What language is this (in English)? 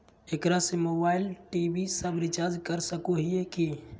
Magahi